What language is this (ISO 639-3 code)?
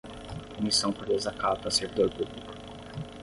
por